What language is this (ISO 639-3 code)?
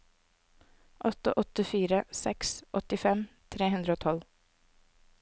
nor